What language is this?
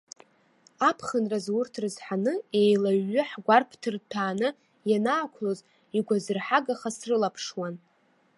Abkhazian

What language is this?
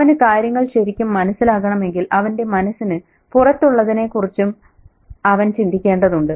Malayalam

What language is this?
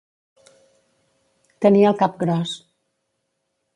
Catalan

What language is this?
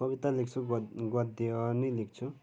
Nepali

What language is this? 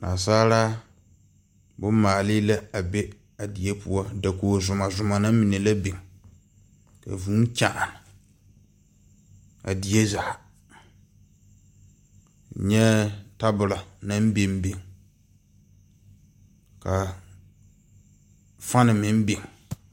Southern Dagaare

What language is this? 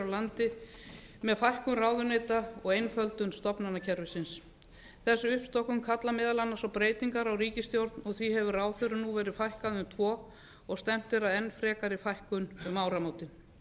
Icelandic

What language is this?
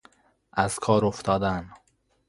Persian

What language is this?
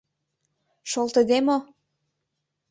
Mari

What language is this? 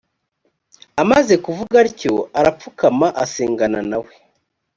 Kinyarwanda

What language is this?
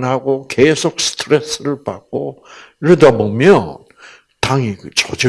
Korean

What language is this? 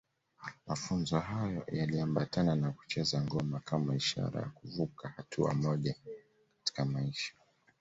Swahili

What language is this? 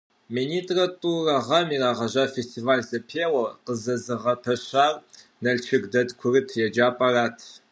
Kabardian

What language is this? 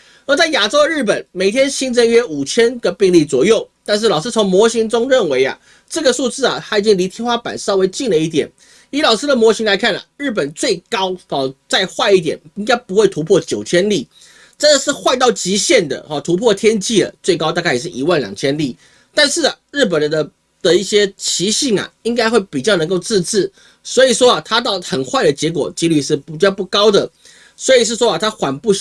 Chinese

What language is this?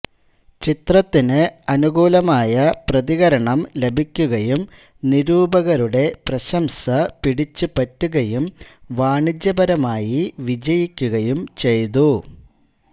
Malayalam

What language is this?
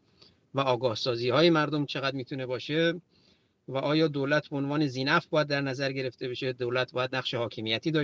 Persian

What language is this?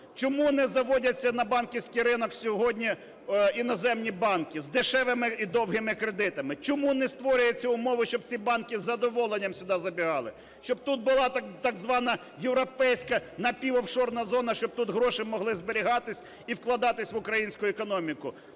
Ukrainian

